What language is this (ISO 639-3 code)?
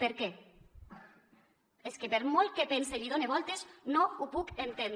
cat